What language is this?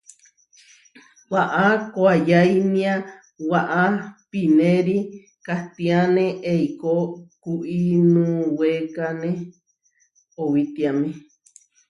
Huarijio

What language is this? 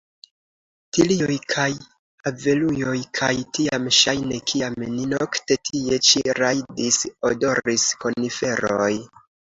Esperanto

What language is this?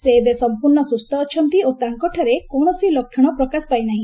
Odia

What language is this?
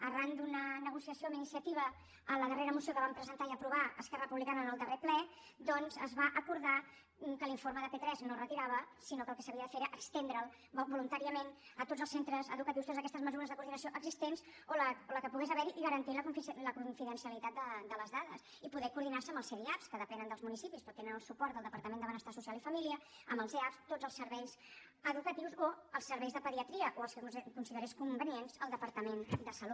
Catalan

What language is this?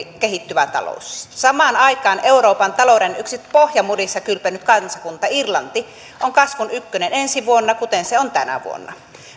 Finnish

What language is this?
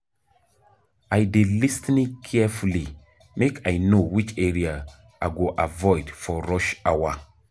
Nigerian Pidgin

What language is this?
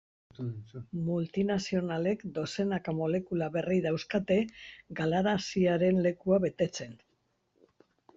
Basque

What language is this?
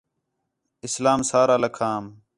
Khetrani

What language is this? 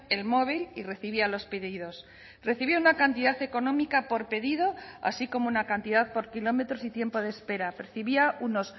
Spanish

